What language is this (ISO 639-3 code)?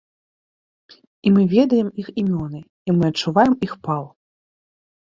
bel